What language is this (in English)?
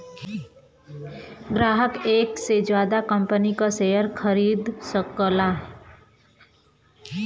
Bhojpuri